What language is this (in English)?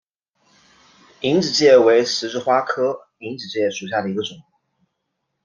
Chinese